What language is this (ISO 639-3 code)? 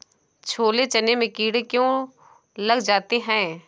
hin